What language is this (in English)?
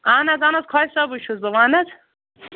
Kashmiri